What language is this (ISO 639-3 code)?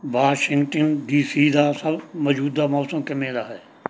pan